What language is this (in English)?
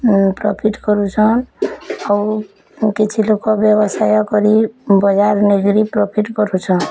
Odia